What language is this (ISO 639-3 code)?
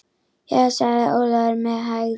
isl